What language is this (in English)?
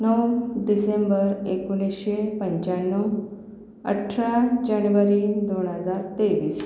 Marathi